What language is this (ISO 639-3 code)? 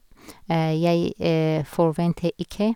nor